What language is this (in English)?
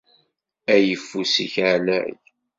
Kabyle